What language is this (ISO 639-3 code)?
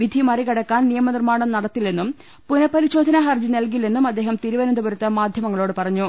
mal